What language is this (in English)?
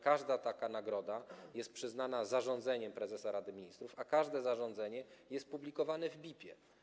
Polish